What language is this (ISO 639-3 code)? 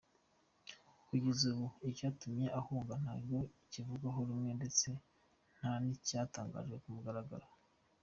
kin